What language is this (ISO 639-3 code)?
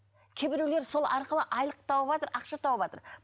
kaz